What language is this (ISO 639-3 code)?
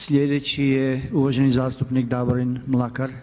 hrv